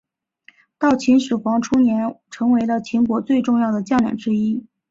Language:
Chinese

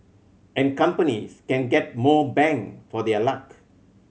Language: English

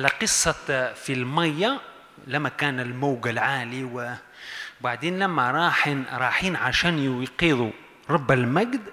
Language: Arabic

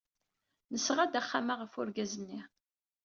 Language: Kabyle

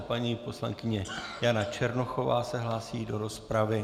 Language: Czech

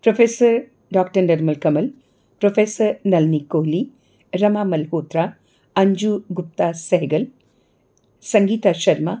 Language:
Dogri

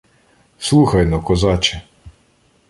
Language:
Ukrainian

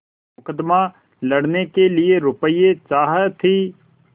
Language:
Hindi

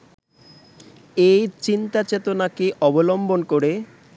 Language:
Bangla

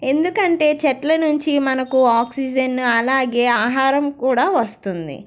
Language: Telugu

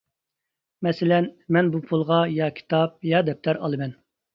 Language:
Uyghur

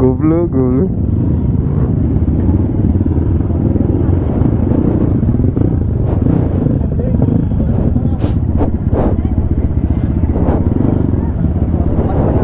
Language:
Indonesian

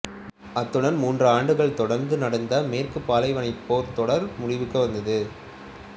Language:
Tamil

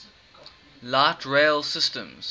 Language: English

